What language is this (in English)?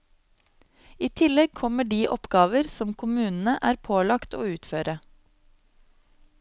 Norwegian